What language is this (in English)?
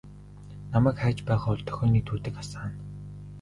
Mongolian